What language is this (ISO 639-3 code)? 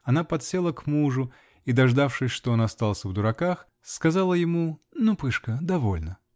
rus